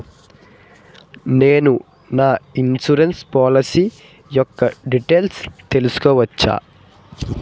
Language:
Telugu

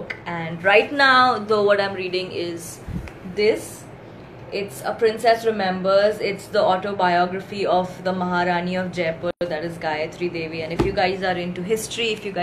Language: English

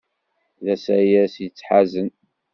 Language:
Kabyle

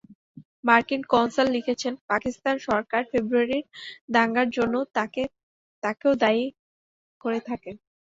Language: Bangla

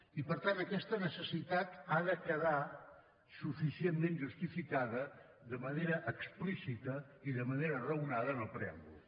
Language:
Catalan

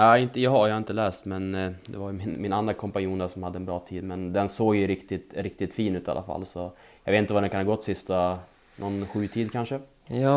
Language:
Swedish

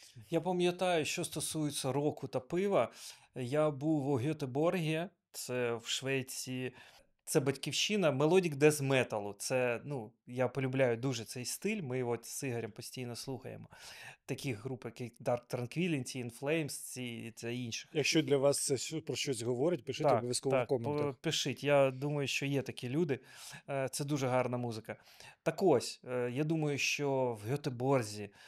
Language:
Ukrainian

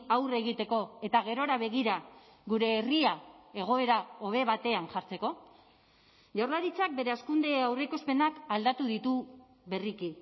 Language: Basque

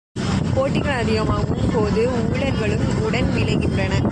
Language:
Tamil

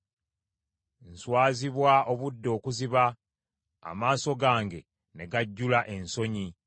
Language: Ganda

